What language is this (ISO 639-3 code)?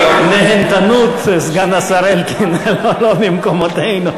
heb